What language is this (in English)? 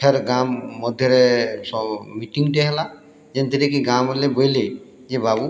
Odia